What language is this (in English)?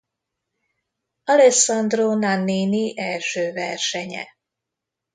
Hungarian